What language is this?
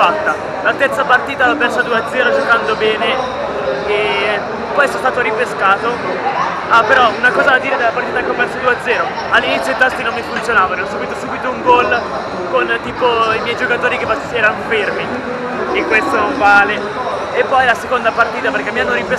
Italian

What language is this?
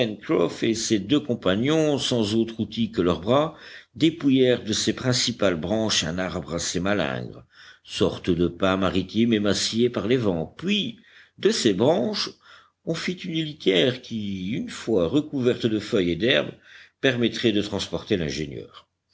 French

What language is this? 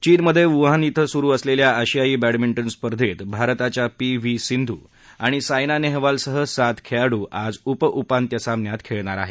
Marathi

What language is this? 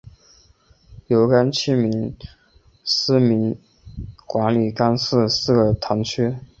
Chinese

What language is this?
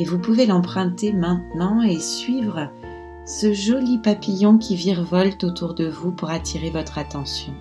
French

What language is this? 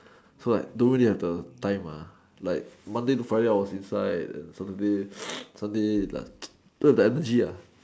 English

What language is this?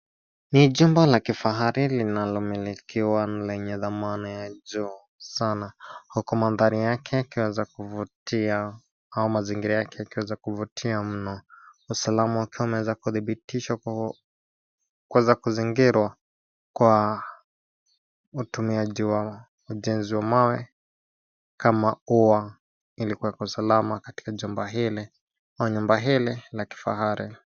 Swahili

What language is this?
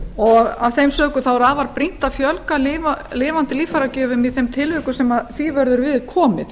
Icelandic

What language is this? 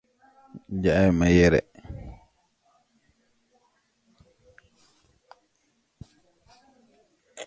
English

